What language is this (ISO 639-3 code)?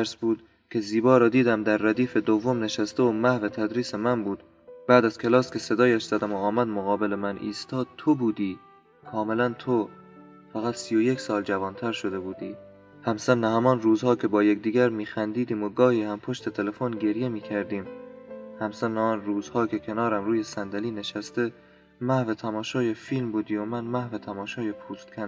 fas